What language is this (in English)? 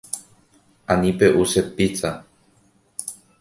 Guarani